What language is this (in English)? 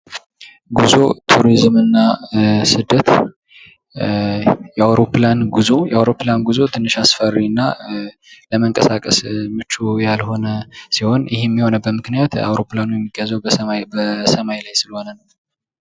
Amharic